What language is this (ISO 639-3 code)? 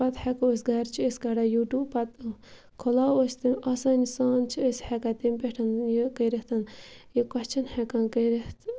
kas